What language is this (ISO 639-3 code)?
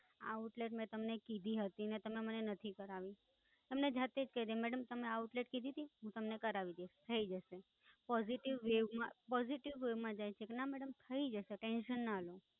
guj